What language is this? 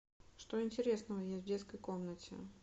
Russian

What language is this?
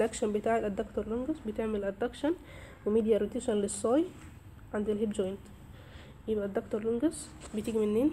Arabic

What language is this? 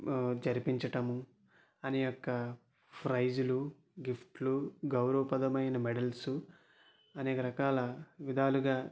Telugu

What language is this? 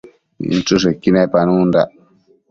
Matsés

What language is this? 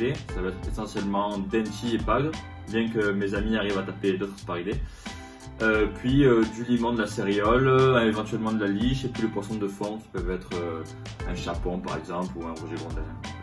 French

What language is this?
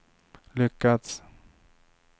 Swedish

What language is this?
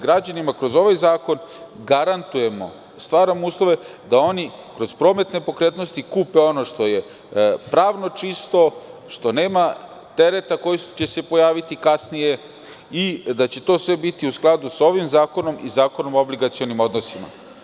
Serbian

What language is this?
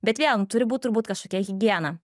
Lithuanian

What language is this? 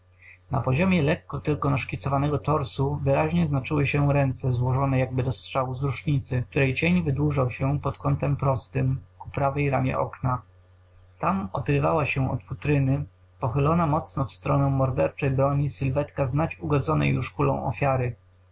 Polish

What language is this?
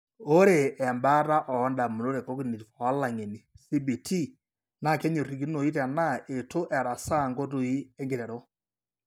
Masai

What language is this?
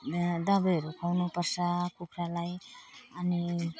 Nepali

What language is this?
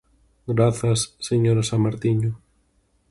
Galician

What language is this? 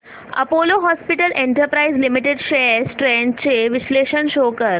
Marathi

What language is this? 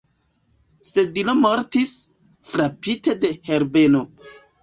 Esperanto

